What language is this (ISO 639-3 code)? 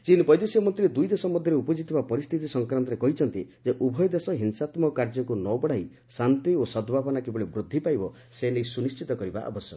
ori